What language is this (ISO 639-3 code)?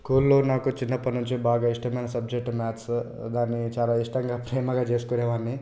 tel